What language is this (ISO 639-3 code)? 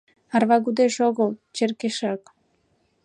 chm